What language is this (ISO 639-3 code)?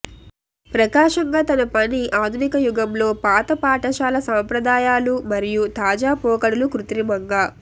tel